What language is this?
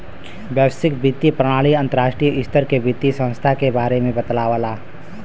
Bhojpuri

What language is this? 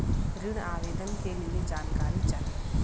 Bhojpuri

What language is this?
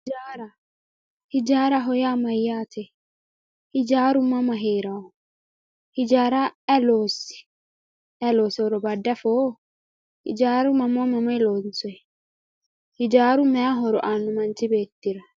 Sidamo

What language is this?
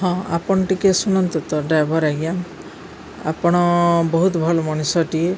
Odia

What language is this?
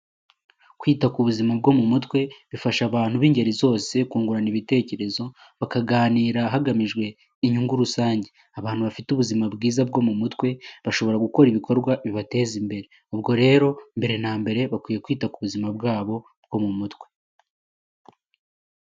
Kinyarwanda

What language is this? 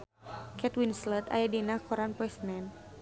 Sundanese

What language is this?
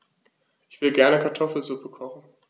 German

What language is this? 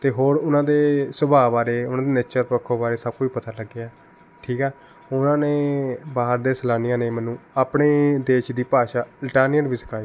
Punjabi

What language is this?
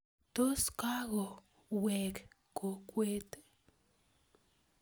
Kalenjin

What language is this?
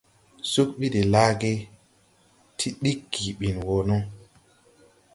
Tupuri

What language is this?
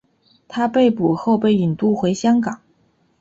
Chinese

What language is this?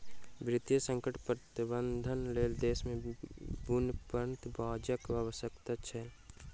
Maithili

